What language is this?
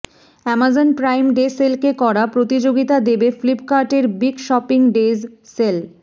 Bangla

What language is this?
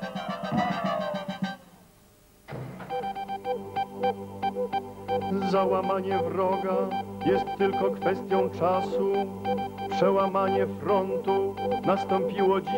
Polish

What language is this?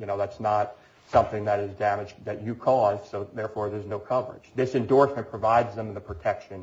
English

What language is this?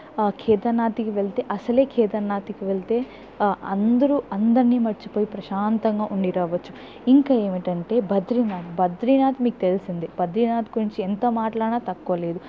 Telugu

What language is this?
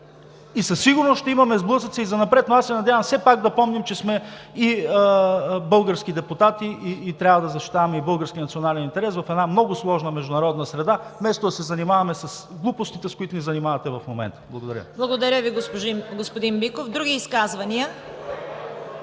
Bulgarian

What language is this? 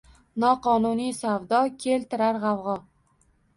Uzbek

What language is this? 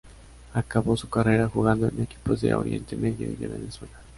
Spanish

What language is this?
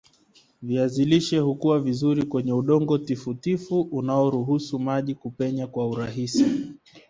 Swahili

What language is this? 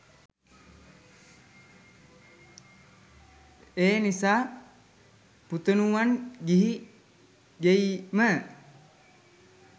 Sinhala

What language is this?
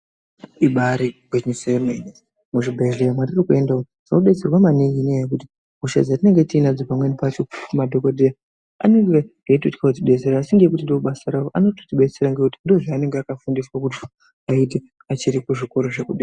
Ndau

